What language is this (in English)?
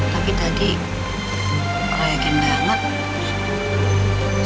Indonesian